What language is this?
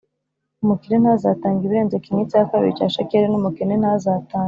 Kinyarwanda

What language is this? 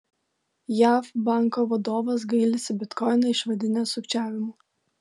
Lithuanian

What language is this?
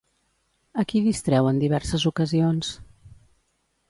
Catalan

